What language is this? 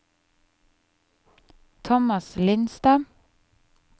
Norwegian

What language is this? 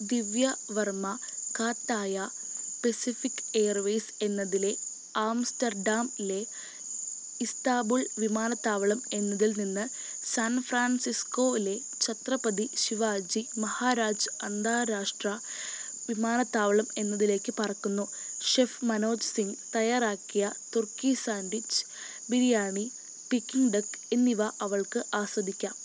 Malayalam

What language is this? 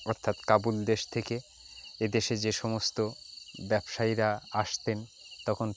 Bangla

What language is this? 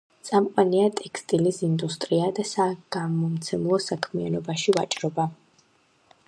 Georgian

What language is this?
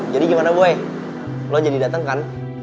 Indonesian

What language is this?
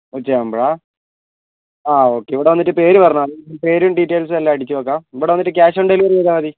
Malayalam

